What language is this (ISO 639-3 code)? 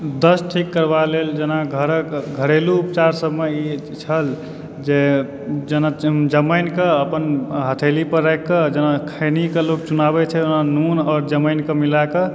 mai